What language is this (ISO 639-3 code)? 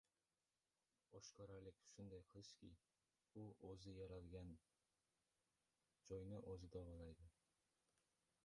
uzb